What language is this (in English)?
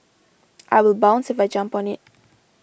English